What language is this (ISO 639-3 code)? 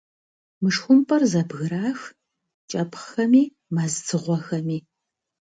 kbd